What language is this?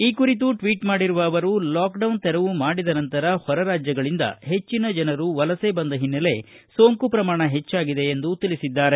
Kannada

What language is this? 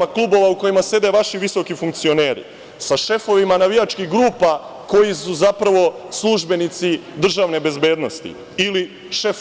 Serbian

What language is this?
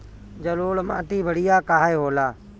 Bhojpuri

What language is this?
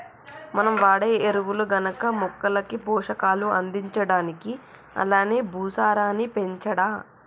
Telugu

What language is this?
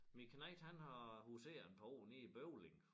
Danish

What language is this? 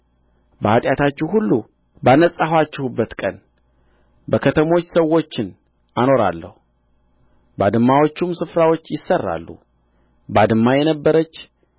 Amharic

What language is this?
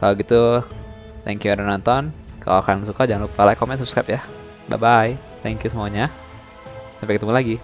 Indonesian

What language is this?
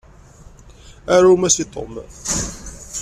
Kabyle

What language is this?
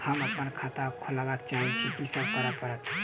Maithili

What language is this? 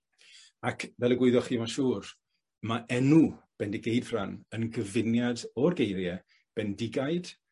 Welsh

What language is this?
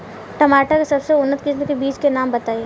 Bhojpuri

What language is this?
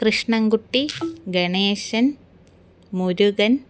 Sanskrit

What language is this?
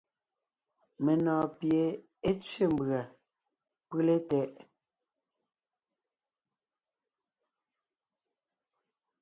Ngiemboon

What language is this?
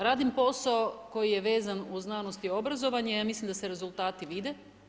Croatian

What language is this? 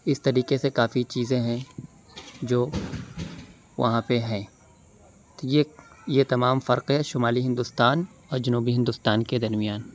Urdu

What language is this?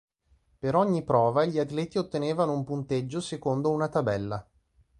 Italian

